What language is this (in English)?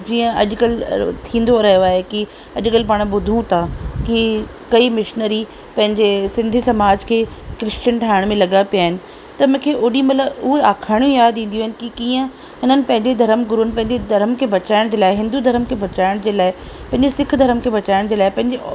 Sindhi